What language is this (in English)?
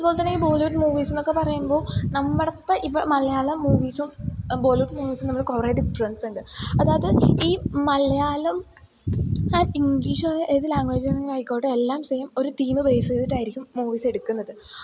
Malayalam